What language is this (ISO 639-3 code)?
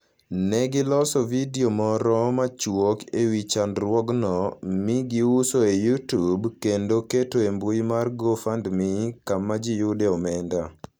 luo